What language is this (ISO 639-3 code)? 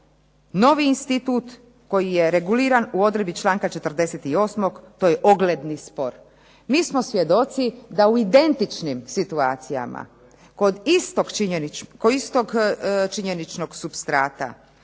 hrv